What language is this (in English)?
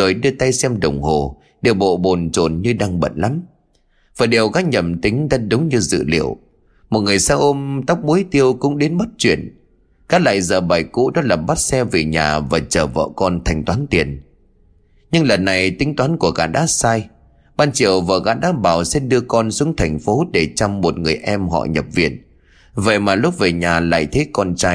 Vietnamese